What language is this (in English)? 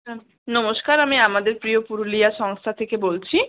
Bangla